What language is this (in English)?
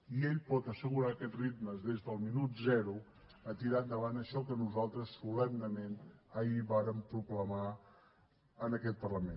Catalan